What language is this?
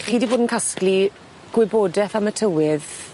Welsh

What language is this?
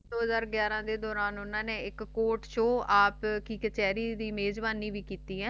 Punjabi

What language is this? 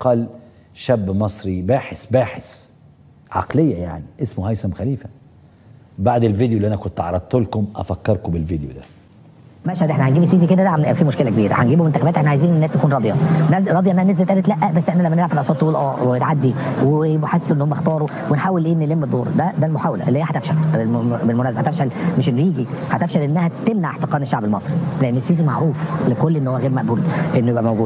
Arabic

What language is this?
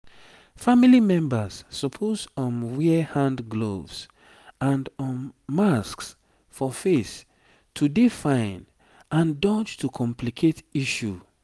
Nigerian Pidgin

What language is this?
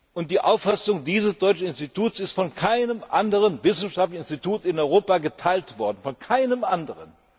German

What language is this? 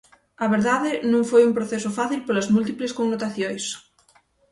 Galician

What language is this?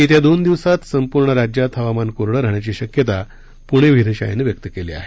Marathi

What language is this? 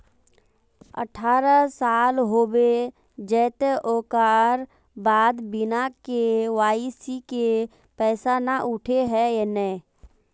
Magahi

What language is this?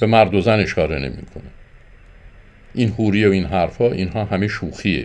Persian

